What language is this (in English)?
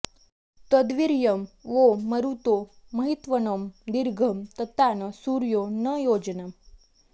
Sanskrit